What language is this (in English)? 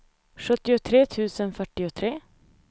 Swedish